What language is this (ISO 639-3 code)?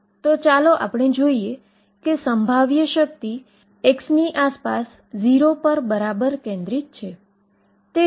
guj